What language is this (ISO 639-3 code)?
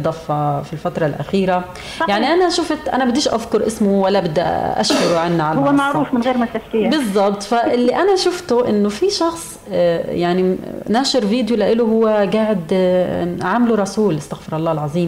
ara